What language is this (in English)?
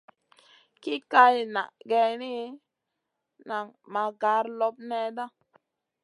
Masana